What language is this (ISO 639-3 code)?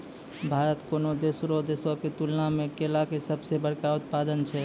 mai